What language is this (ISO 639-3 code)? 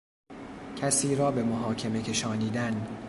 fas